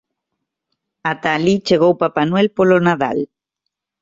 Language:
Galician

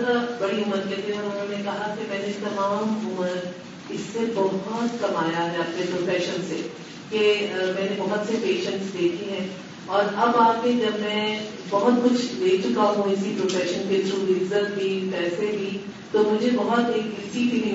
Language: Urdu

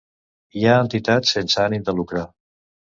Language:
Catalan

